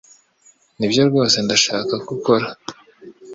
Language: Kinyarwanda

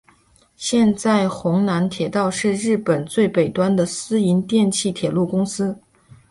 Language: Chinese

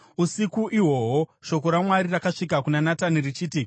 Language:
Shona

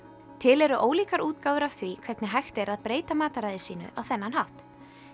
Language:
Icelandic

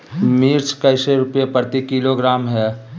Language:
Magahi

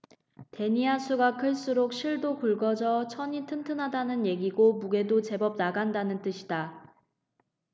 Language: Korean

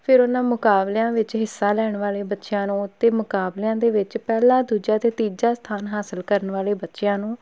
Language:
Punjabi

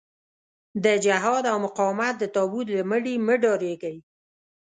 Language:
Pashto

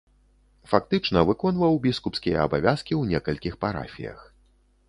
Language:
Belarusian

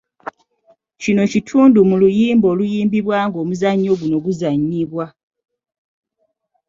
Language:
Ganda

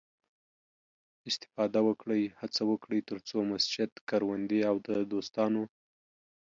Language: Pashto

